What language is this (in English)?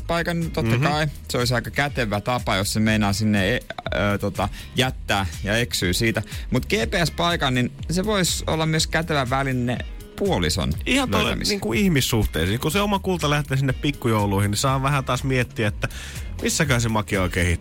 Finnish